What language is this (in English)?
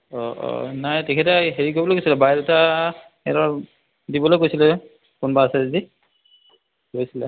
Assamese